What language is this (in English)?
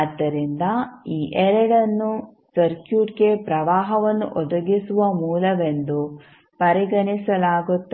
Kannada